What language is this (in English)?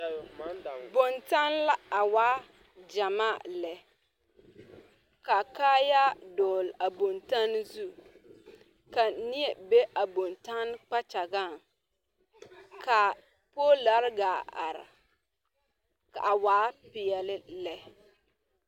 Southern Dagaare